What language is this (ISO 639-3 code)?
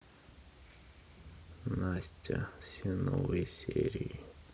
rus